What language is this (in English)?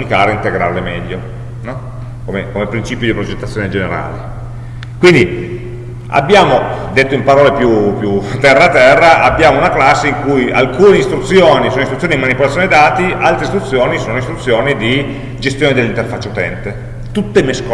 Italian